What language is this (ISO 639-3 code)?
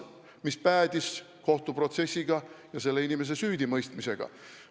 est